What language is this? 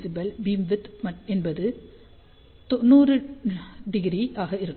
Tamil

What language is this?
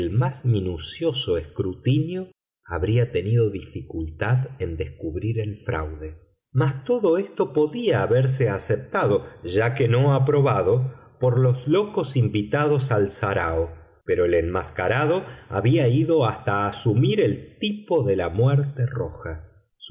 Spanish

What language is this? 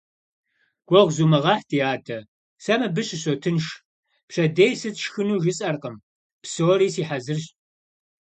Kabardian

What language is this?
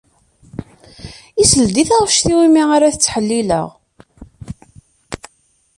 Kabyle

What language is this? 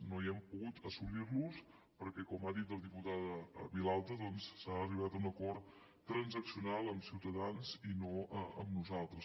Catalan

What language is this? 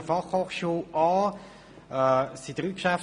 Swiss German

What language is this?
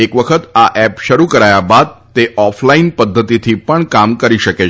Gujarati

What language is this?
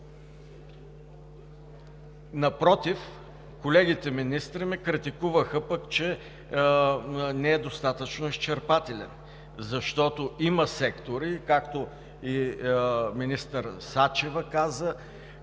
Bulgarian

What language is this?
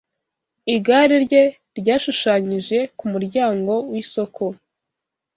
Kinyarwanda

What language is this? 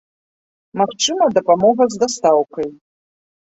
Belarusian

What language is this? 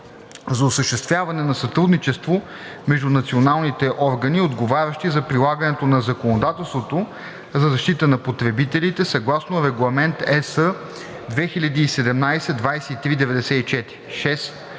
Bulgarian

